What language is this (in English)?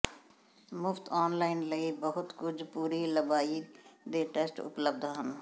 Punjabi